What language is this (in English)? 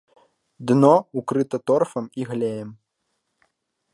Belarusian